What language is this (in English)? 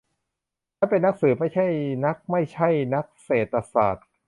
Thai